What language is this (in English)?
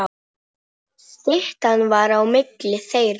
Icelandic